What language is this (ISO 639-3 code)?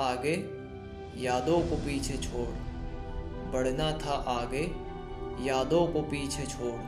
hin